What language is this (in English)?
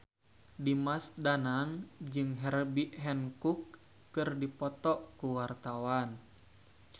Sundanese